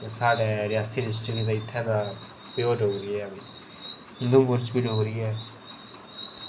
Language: Dogri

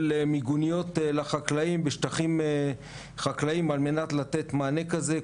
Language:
Hebrew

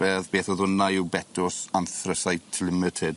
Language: Welsh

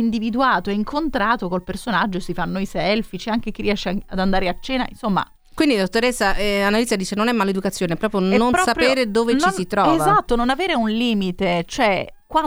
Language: Italian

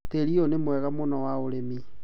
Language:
Kikuyu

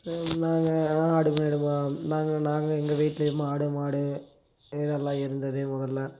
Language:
Tamil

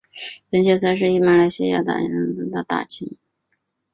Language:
Chinese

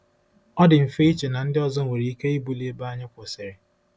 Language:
Igbo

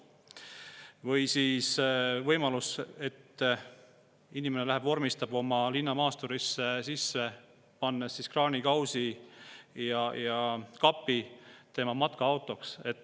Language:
Estonian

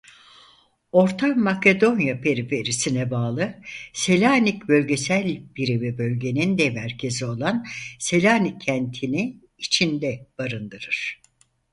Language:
Turkish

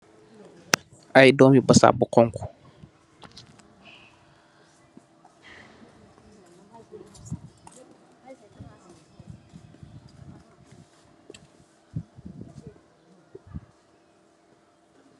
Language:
Wolof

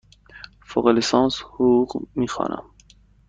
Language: Persian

